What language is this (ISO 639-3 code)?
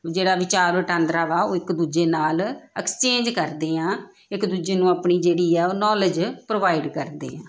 pan